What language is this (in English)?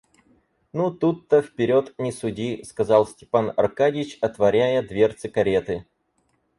Russian